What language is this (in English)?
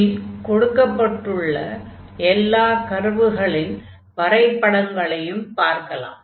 Tamil